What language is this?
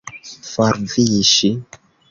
Esperanto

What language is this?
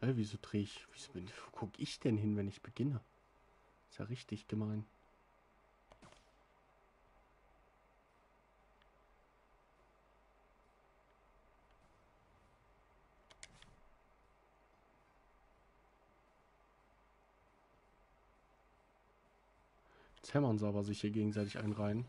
German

